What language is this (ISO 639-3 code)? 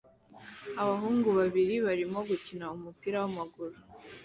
kin